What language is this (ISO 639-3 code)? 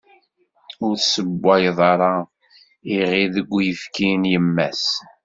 kab